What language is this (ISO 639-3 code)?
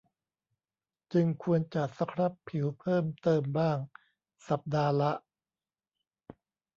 tha